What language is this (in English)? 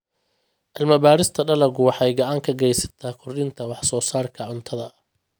Somali